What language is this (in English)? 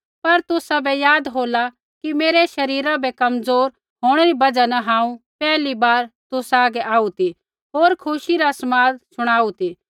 Kullu Pahari